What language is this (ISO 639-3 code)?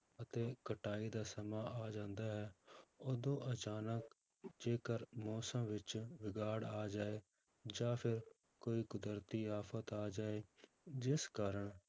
pan